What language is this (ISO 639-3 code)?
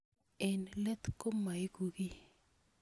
kln